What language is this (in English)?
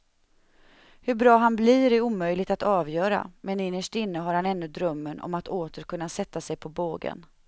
Swedish